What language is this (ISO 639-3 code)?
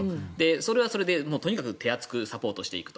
jpn